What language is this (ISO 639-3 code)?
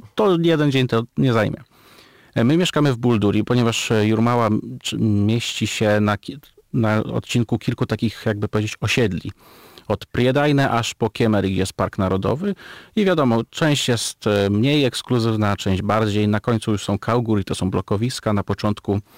pol